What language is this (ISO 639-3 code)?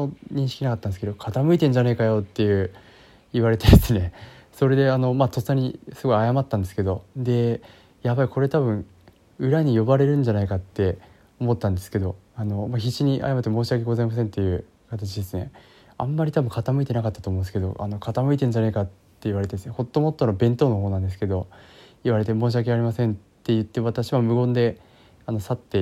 jpn